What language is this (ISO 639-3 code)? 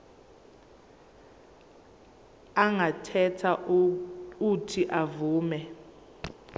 zul